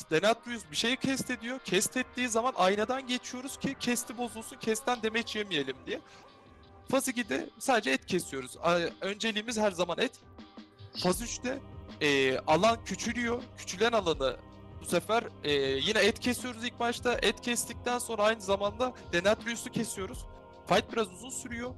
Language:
Turkish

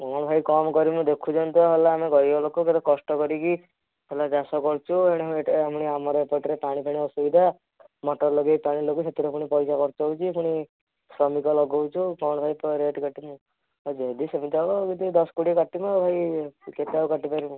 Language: Odia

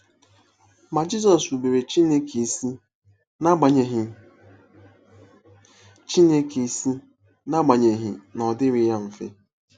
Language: Igbo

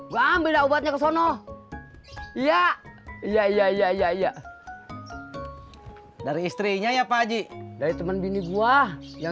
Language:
Indonesian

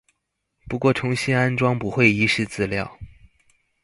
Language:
Chinese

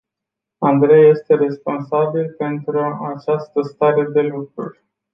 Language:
Romanian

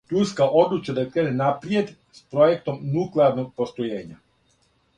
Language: Serbian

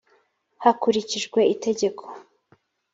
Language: Kinyarwanda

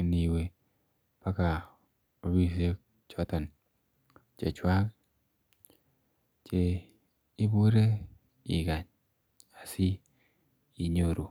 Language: Kalenjin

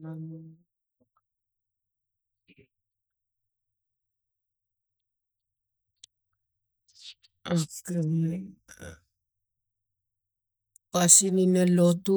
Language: Tigak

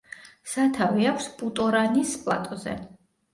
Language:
Georgian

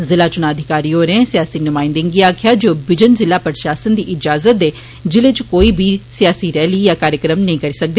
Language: Dogri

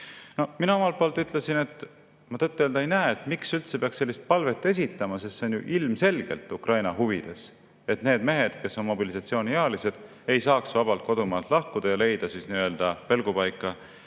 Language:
Estonian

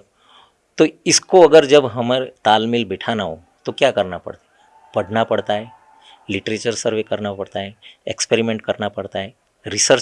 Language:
Hindi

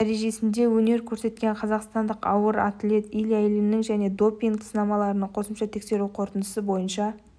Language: Kazakh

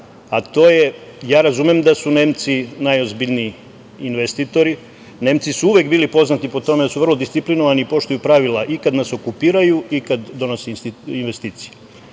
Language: Serbian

